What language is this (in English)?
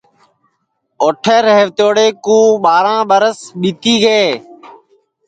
Sansi